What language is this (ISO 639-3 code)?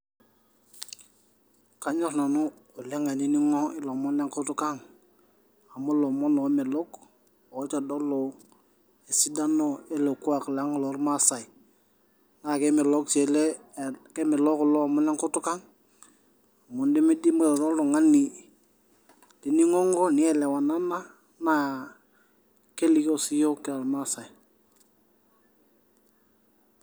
mas